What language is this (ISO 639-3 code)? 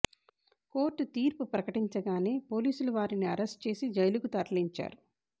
tel